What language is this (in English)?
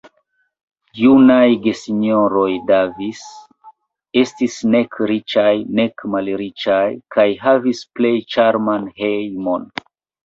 Esperanto